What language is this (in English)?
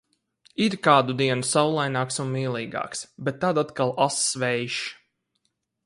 Latvian